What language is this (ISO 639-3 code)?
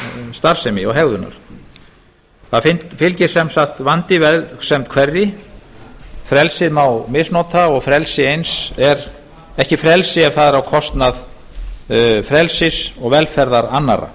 isl